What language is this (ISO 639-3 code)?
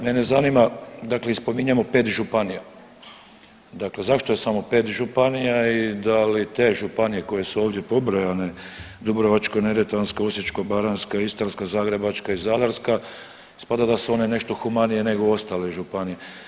hrv